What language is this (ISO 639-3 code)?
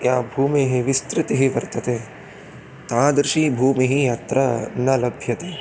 san